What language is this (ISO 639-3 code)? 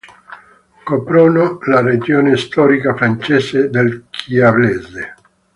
ita